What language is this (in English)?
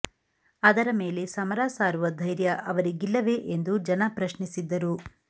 Kannada